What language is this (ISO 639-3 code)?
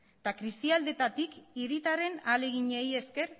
eus